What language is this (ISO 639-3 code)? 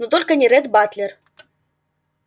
rus